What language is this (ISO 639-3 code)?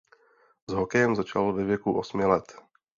ces